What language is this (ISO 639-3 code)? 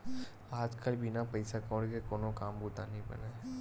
hne